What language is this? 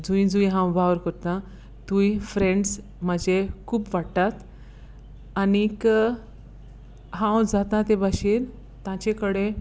Konkani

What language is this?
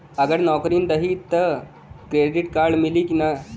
Bhojpuri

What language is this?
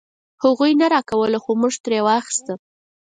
Pashto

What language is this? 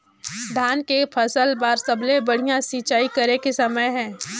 Chhattisgarhi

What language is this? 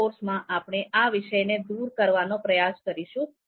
Gujarati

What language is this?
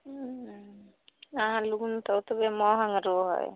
Maithili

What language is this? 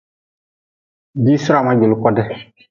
Nawdm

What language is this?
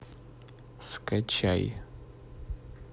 Russian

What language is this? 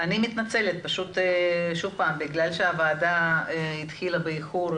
Hebrew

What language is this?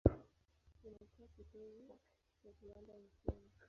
Swahili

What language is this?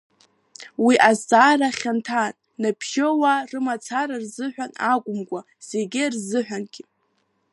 Abkhazian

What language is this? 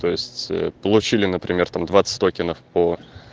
Russian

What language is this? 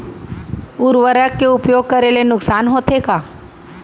Chhattisgarhi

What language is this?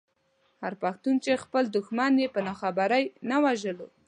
Pashto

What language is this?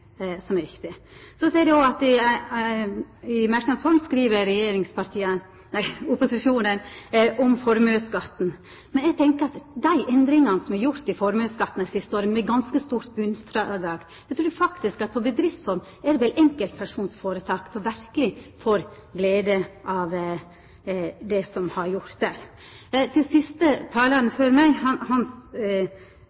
Norwegian Nynorsk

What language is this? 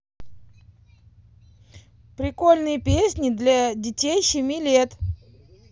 Russian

